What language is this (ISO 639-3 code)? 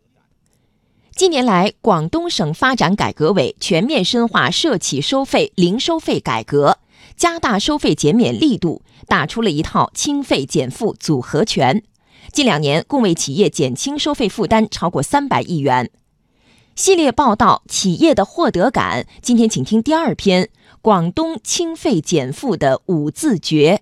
zho